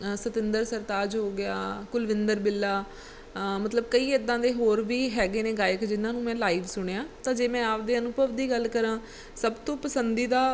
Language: Punjabi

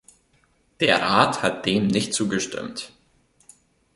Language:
German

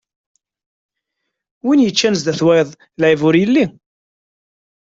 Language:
Kabyle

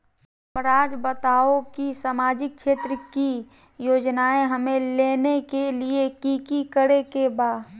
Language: Magahi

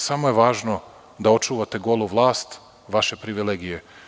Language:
Serbian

